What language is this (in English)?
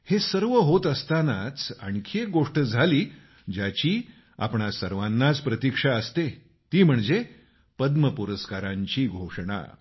Marathi